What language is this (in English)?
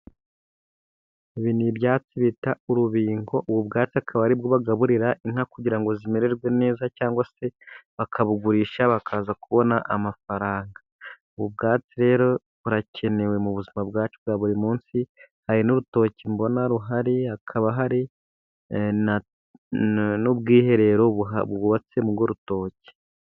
Kinyarwanda